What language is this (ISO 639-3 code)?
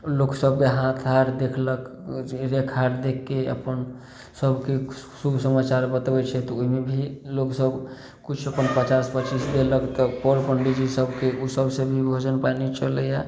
mai